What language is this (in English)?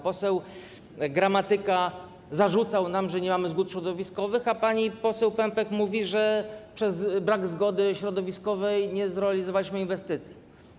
Polish